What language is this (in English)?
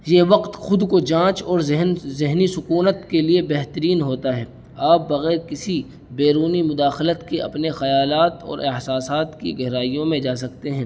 Urdu